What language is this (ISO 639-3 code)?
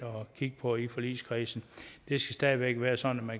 dan